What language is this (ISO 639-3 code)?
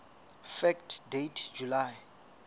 sot